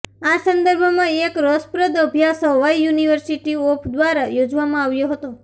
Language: Gujarati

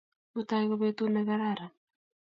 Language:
Kalenjin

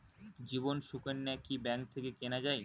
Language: Bangla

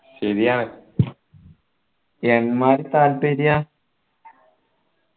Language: Malayalam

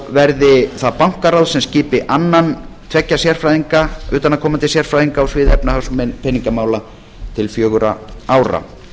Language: Icelandic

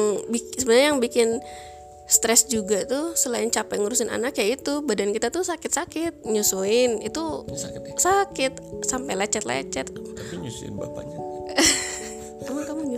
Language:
Indonesian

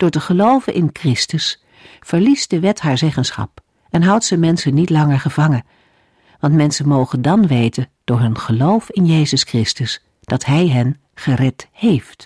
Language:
Dutch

